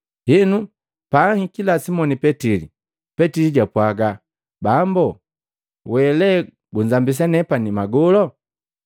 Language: Matengo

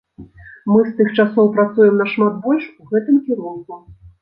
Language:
Belarusian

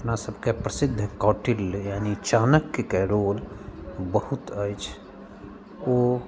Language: Maithili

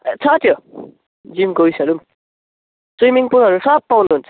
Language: Nepali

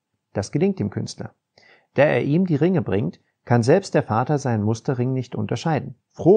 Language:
German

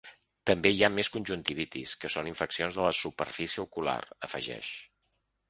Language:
Catalan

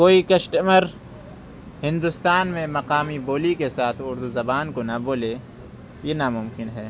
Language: Urdu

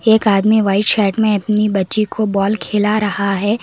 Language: Hindi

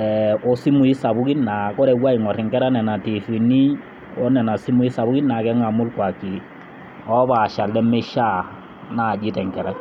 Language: Masai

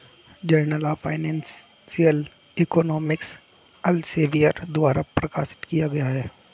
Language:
Hindi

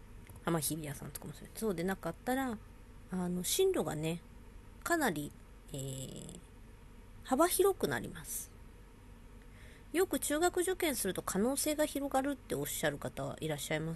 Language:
Japanese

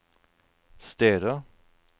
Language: Norwegian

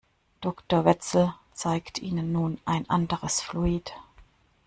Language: German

